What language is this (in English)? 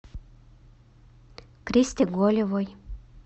Russian